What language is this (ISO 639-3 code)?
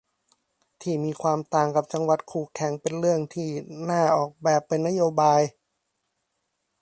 tha